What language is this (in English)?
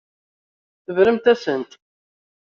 Kabyle